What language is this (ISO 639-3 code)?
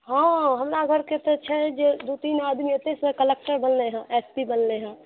mai